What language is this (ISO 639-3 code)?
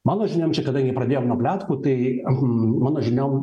lit